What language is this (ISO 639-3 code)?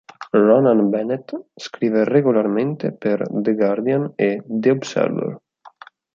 ita